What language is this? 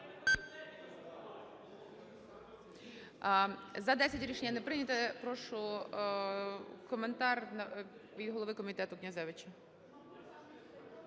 Ukrainian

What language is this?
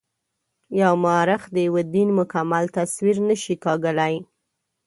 Pashto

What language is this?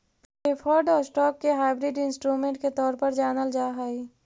Magahi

